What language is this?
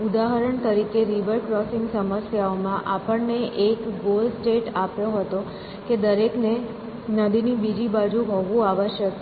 Gujarati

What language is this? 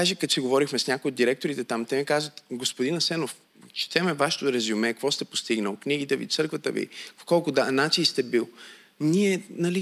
Bulgarian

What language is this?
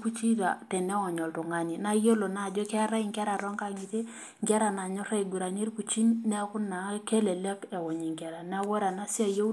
Masai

